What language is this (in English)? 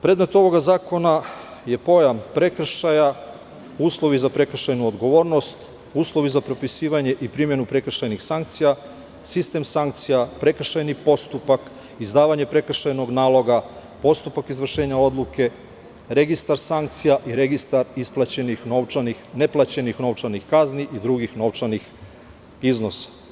Serbian